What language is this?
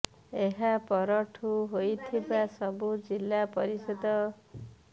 Odia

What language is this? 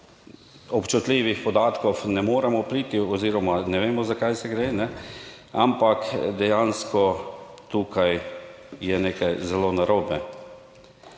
Slovenian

